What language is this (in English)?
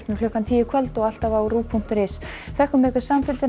Icelandic